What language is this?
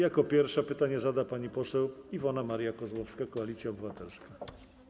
Polish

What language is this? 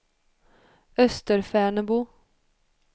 Swedish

